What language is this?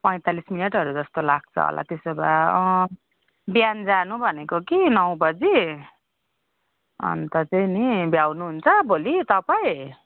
Nepali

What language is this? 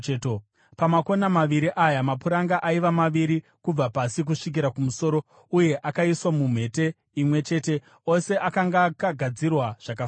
Shona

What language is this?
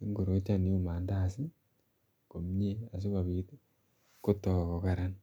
Kalenjin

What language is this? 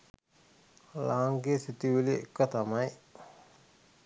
Sinhala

